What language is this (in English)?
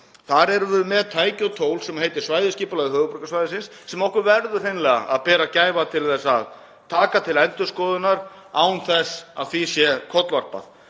Icelandic